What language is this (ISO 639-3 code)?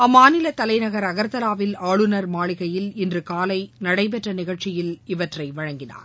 tam